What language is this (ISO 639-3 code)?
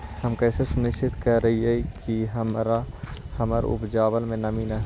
mag